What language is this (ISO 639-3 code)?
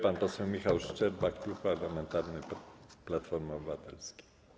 pol